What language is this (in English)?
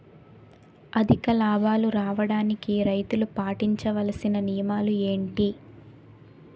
Telugu